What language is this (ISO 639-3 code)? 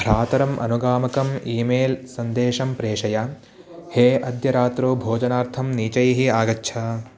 san